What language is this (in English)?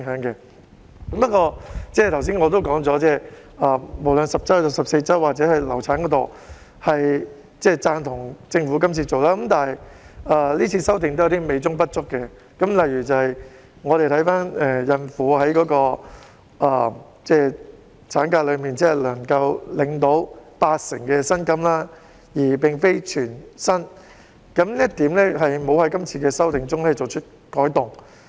Cantonese